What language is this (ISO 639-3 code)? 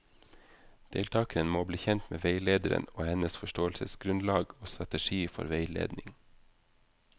nor